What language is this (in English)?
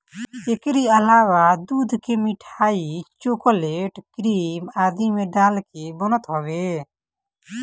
Bhojpuri